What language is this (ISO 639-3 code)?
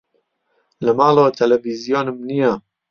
ckb